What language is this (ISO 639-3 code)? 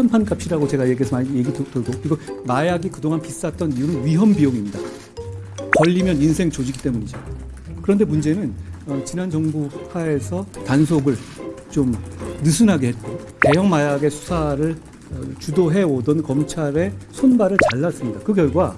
kor